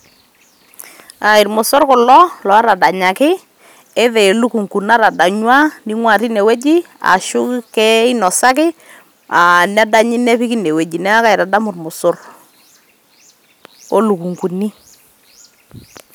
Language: Masai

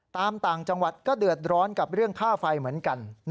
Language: Thai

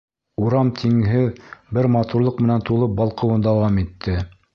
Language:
Bashkir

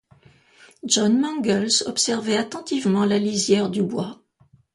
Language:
French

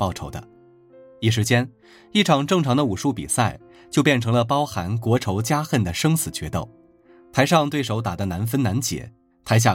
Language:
Chinese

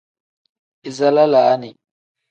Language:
Tem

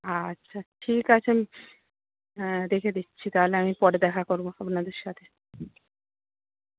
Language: Bangla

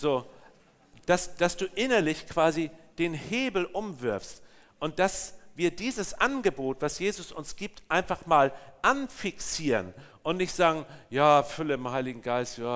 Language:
German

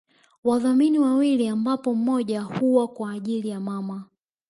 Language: Swahili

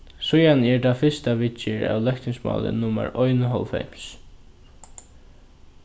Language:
Faroese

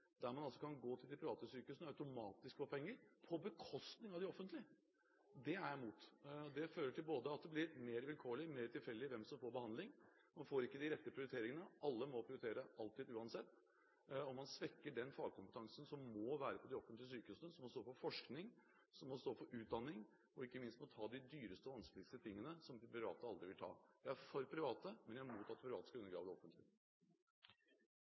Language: Norwegian Bokmål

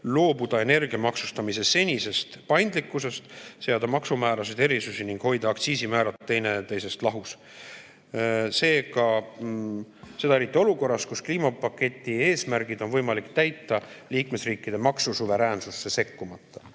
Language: Estonian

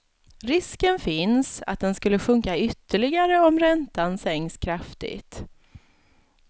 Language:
Swedish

